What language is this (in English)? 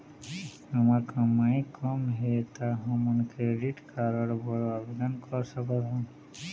Chhattisgarhi